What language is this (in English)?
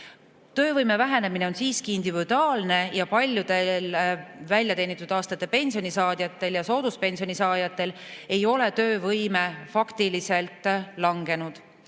Estonian